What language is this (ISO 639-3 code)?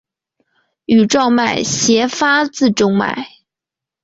zho